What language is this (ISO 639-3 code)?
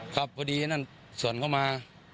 tha